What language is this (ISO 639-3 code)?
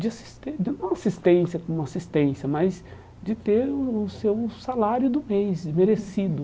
por